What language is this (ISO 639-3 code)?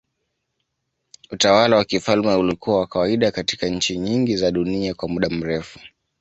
swa